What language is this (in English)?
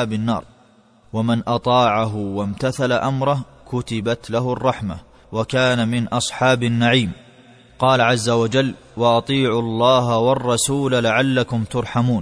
Arabic